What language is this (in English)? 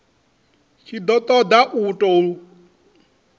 Venda